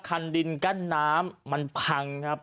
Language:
Thai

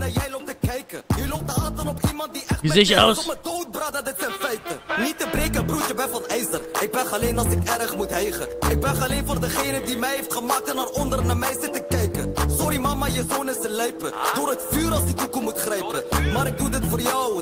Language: German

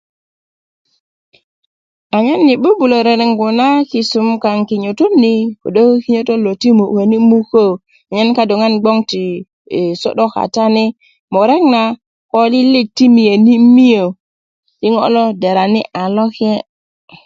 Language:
Kuku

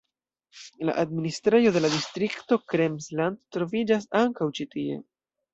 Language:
Esperanto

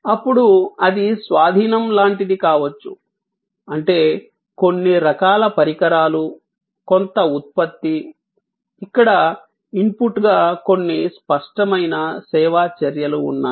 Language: Telugu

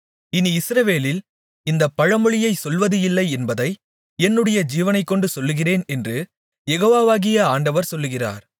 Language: Tamil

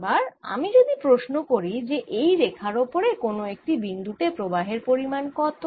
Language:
Bangla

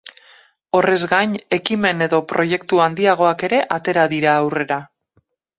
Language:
Basque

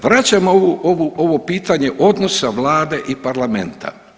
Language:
Croatian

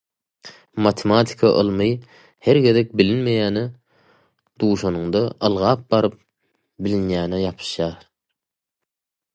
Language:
Turkmen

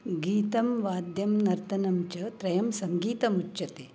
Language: Sanskrit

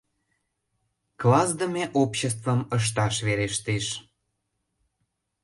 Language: Mari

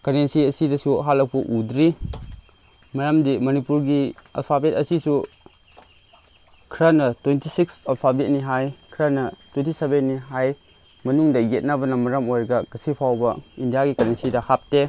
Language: Manipuri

